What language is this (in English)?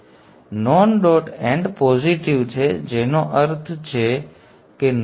Gujarati